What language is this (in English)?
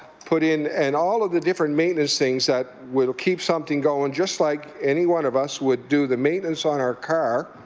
English